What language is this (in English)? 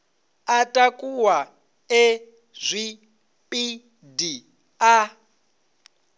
Venda